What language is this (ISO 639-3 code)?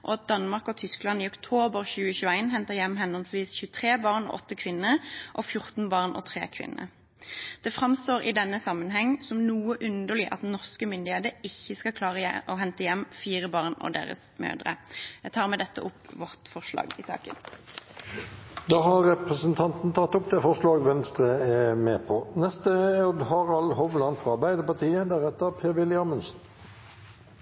nor